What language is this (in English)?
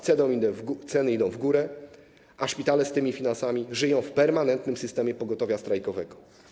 Polish